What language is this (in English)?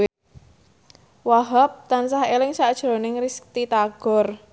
Javanese